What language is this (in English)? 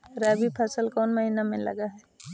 Magahi